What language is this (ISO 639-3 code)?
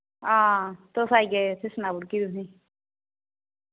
doi